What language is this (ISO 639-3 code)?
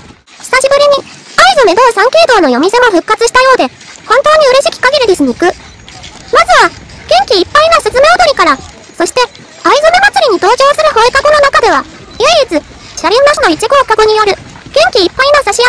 jpn